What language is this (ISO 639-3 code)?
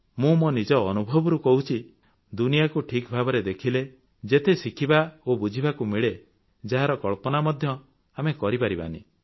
ori